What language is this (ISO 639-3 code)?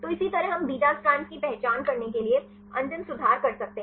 hin